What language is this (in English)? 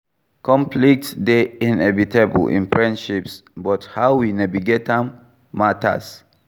Nigerian Pidgin